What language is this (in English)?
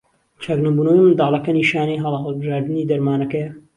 Central Kurdish